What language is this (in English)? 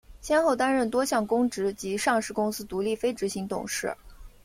Chinese